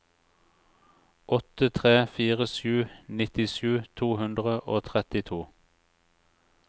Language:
Norwegian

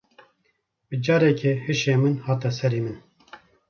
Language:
Kurdish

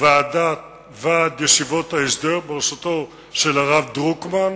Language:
Hebrew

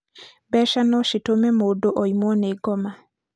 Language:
Kikuyu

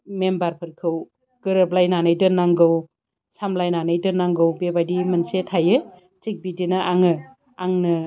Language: Bodo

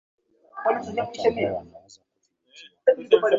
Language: Swahili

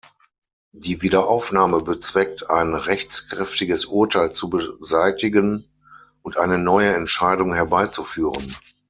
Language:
German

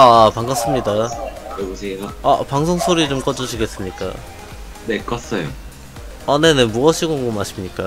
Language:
Korean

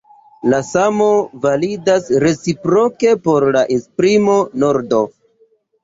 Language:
Esperanto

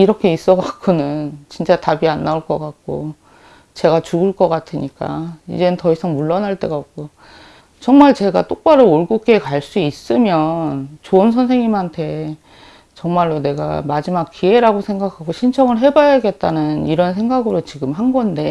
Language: Korean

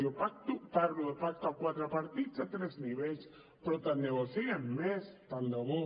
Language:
Catalan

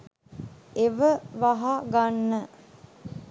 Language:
Sinhala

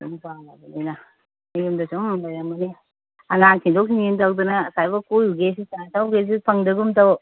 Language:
Manipuri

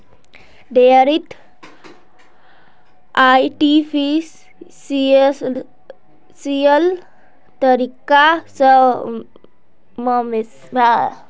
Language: Magahi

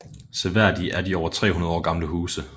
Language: Danish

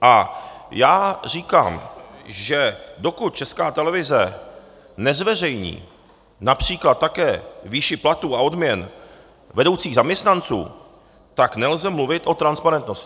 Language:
Czech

